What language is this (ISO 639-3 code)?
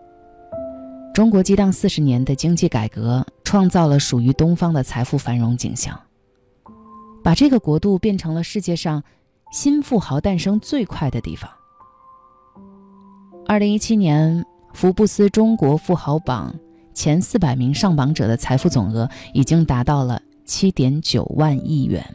zho